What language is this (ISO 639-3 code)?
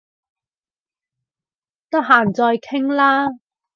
yue